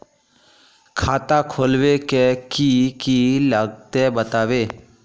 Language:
Magahi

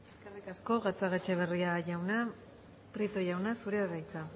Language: Basque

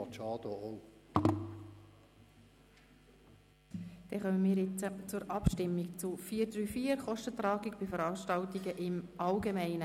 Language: Swiss German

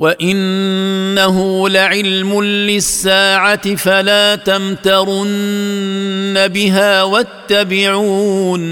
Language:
Arabic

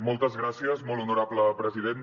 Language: Catalan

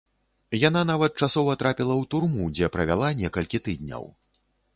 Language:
Belarusian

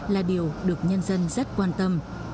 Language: Vietnamese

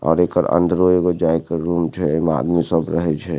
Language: Maithili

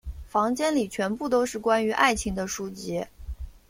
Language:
Chinese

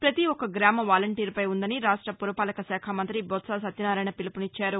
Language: Telugu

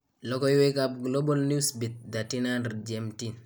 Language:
Kalenjin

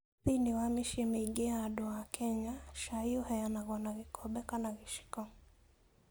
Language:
Kikuyu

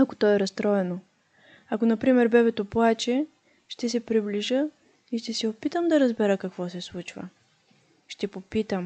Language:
Bulgarian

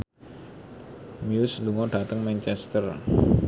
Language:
Javanese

